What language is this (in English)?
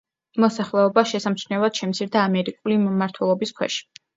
Georgian